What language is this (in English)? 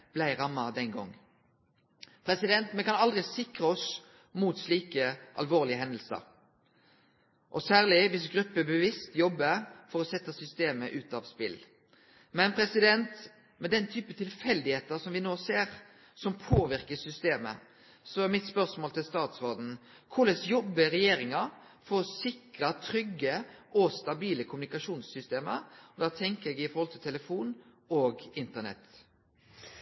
Norwegian Nynorsk